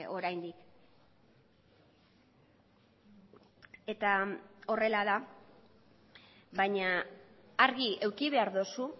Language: Basque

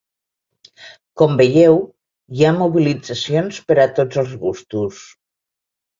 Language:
Catalan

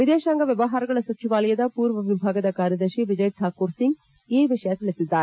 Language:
Kannada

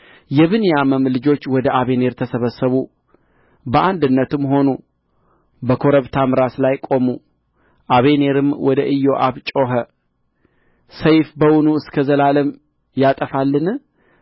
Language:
Amharic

